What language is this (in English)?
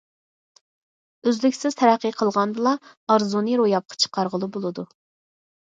Uyghur